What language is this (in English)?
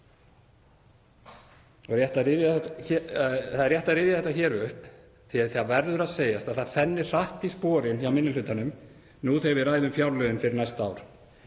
Icelandic